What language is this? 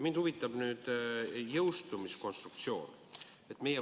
Estonian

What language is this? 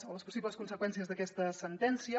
Catalan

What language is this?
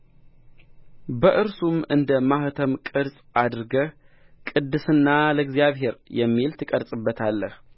Amharic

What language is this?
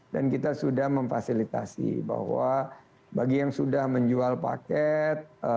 Indonesian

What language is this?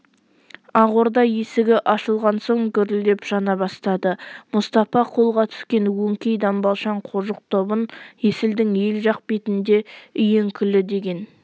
Kazakh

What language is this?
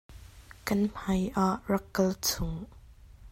Hakha Chin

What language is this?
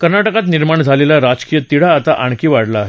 Marathi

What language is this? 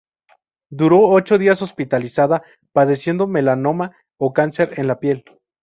Spanish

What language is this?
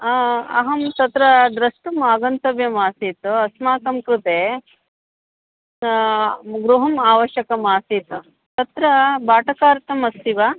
Sanskrit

